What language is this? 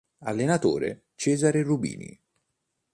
Italian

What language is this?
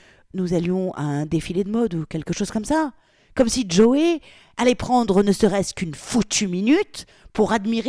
French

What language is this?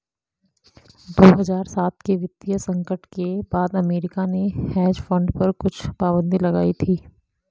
Hindi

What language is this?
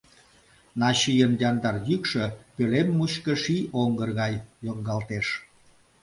Mari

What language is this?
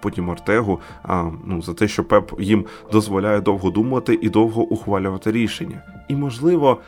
Ukrainian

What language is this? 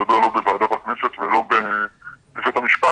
Hebrew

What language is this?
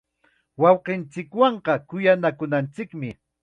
Chiquián Ancash Quechua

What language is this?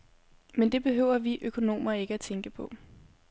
Danish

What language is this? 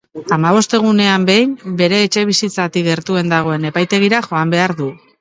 Basque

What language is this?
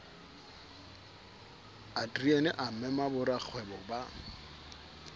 Southern Sotho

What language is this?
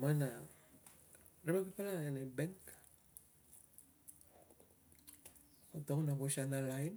Tungag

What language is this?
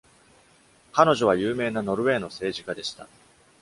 Japanese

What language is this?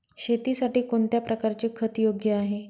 Marathi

